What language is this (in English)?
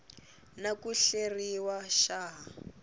Tsonga